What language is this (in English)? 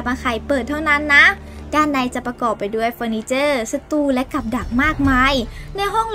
Thai